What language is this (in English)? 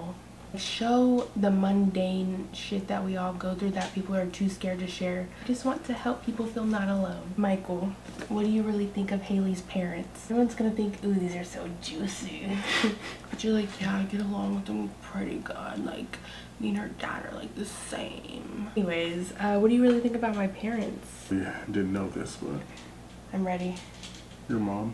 English